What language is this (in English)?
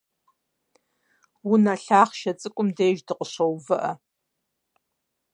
Kabardian